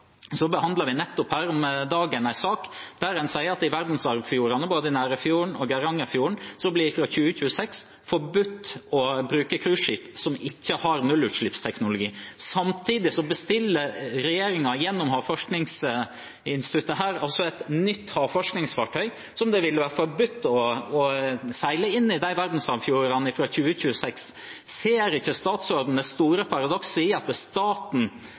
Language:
Norwegian Bokmål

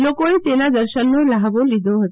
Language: Gujarati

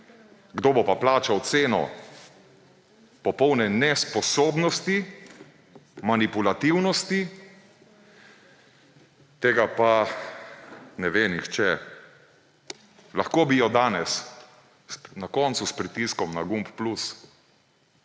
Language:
Slovenian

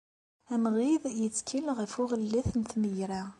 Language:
Kabyle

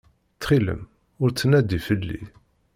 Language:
Kabyle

